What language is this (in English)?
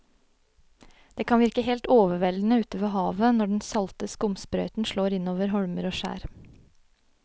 Norwegian